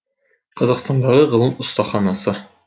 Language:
Kazakh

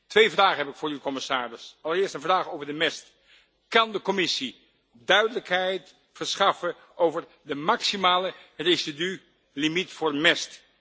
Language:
Dutch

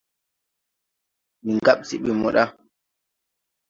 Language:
Tupuri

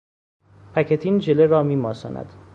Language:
Persian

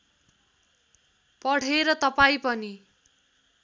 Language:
Nepali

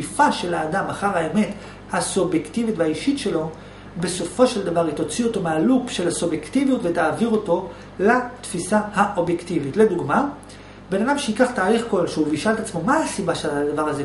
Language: Hebrew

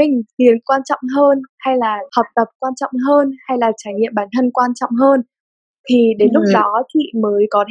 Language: Vietnamese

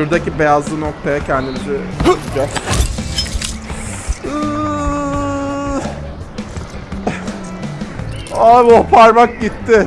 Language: Turkish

